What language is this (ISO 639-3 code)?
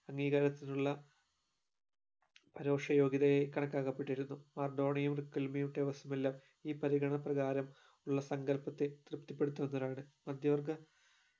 mal